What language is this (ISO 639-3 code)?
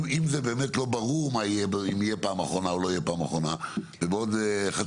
heb